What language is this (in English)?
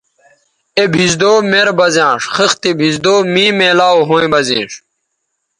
Bateri